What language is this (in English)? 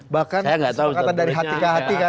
Indonesian